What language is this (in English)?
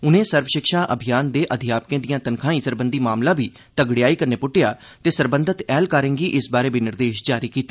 Dogri